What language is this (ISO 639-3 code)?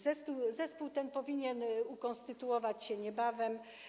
pol